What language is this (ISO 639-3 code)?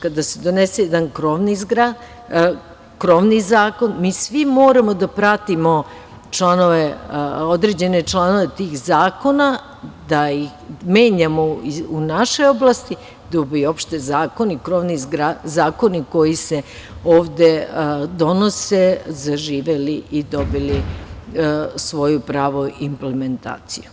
srp